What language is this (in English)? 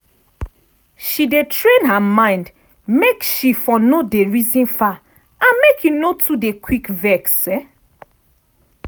Nigerian Pidgin